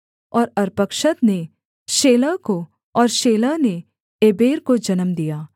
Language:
Hindi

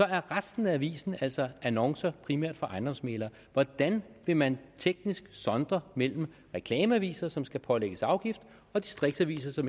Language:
Danish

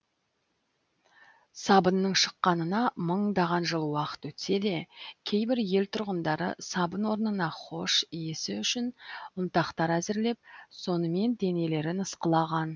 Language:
Kazakh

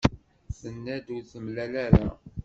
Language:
Kabyle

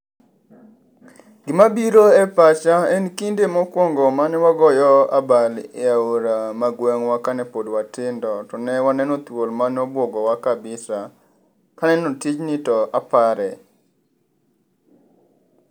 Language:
Luo (Kenya and Tanzania)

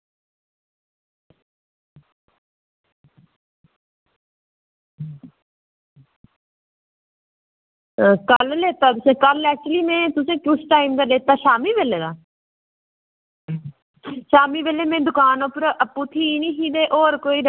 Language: Dogri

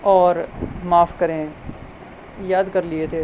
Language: Urdu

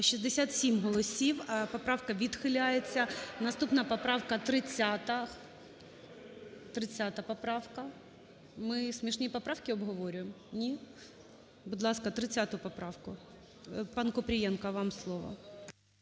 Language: Ukrainian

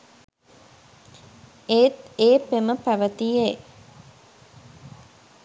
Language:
Sinhala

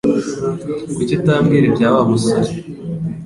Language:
Kinyarwanda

